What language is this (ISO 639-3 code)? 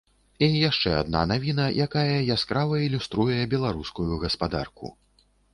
bel